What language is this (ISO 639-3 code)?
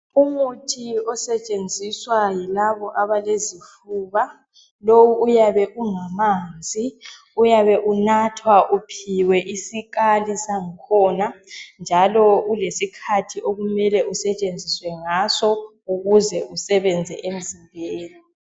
nde